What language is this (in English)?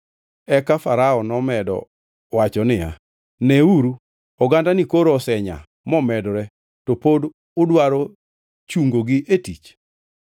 Luo (Kenya and Tanzania)